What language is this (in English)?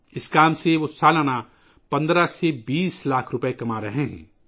Urdu